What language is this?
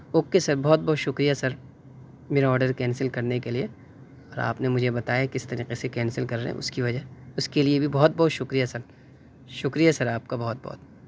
Urdu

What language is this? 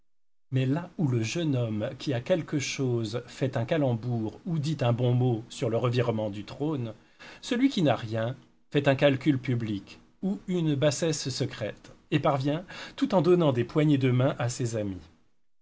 French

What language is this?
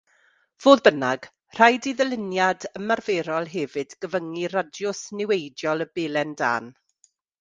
Welsh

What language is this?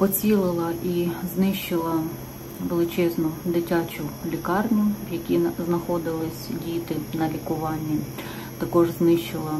Ukrainian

